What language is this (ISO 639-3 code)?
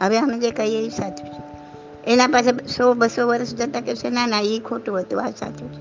guj